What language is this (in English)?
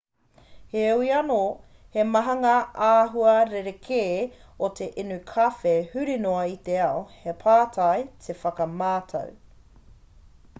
Māori